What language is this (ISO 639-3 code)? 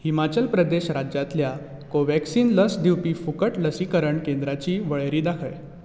kok